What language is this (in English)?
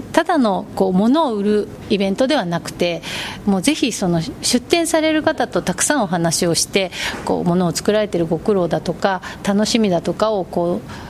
Japanese